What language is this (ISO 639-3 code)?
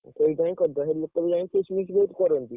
ori